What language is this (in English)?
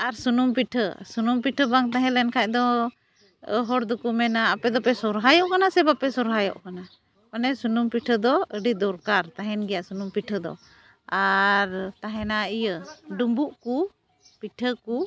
Santali